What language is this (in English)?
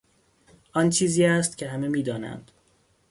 Persian